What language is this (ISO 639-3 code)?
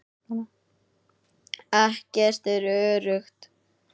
isl